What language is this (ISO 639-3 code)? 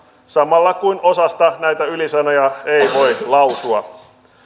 fin